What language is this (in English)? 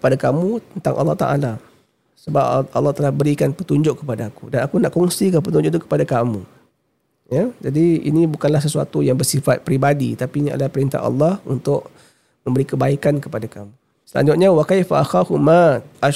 Malay